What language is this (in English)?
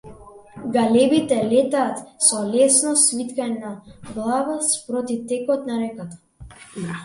Macedonian